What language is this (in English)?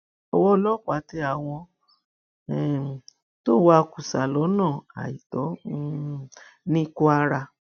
Yoruba